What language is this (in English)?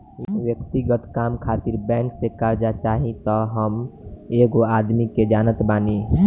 Bhojpuri